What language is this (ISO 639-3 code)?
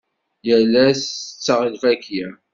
kab